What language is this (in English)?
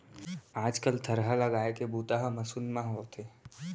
Chhattisgarhi